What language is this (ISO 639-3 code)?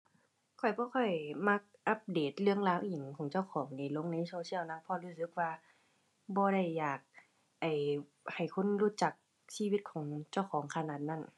tha